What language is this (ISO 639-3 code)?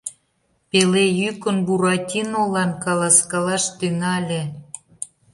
chm